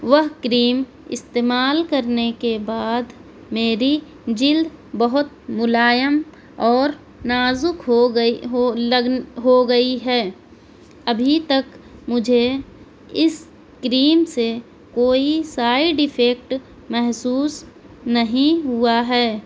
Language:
Urdu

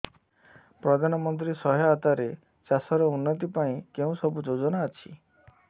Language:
Odia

